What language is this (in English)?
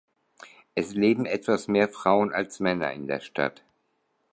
German